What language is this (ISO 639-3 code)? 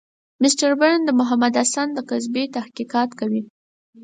pus